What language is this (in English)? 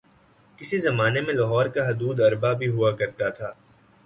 Urdu